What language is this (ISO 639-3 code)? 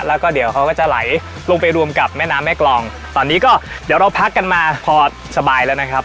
tha